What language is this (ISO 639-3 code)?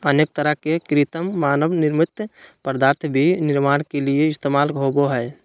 mag